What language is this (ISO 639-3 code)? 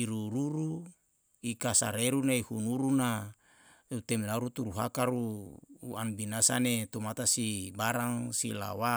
jal